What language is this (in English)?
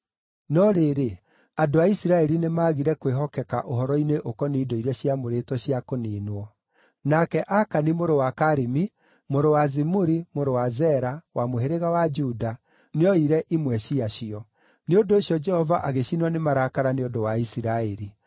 Kikuyu